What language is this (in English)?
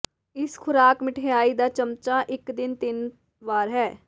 Punjabi